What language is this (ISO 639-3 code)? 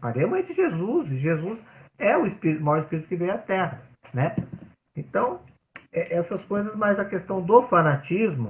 por